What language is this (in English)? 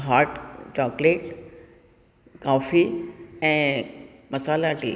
Sindhi